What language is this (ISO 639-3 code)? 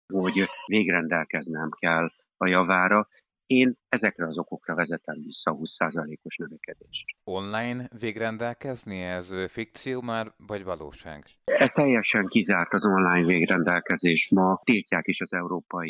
hun